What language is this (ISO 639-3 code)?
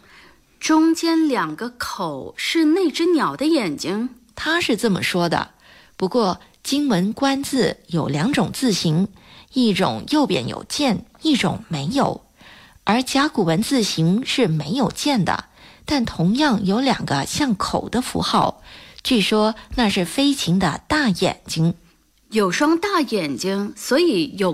zho